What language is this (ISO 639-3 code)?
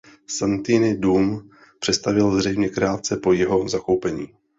ces